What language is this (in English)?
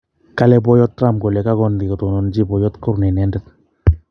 Kalenjin